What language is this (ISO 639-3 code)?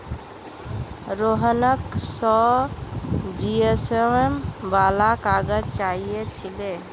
mag